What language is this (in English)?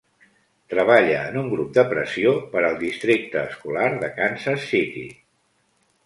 Catalan